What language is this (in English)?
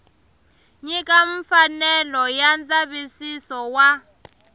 Tsonga